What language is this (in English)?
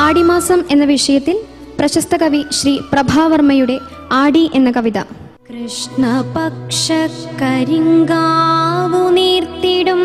Malayalam